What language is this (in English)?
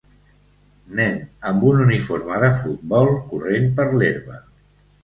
Catalan